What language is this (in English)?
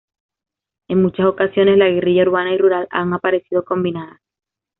Spanish